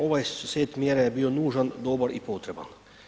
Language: Croatian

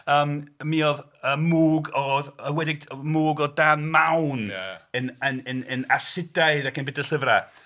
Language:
Welsh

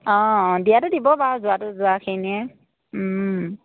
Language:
Assamese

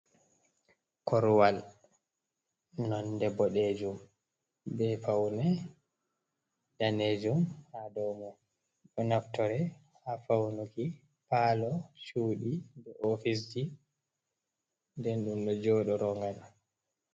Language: Fula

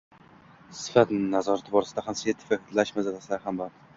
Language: Uzbek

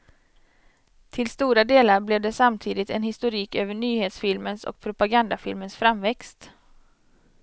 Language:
Swedish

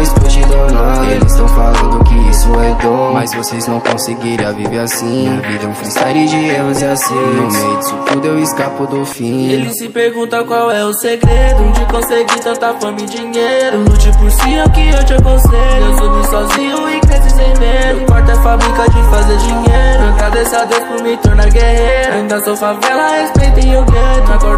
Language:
Romanian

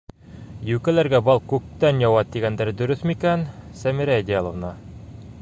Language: Bashkir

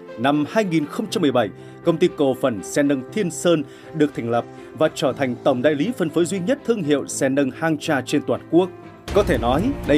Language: Vietnamese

